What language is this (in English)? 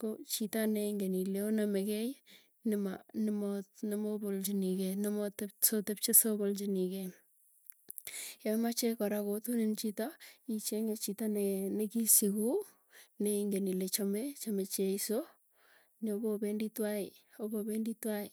Tugen